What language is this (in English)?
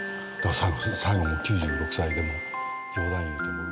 Japanese